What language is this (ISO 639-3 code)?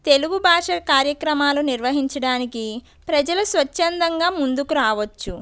tel